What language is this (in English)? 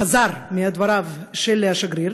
Hebrew